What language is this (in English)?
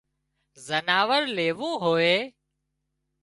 Wadiyara Koli